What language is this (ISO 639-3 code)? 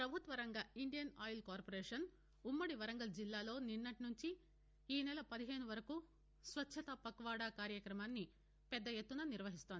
tel